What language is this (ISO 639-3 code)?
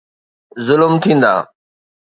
snd